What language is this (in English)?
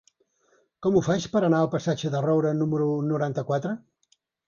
Catalan